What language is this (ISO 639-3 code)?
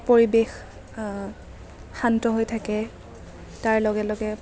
asm